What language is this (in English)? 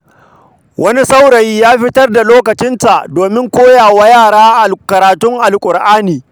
Hausa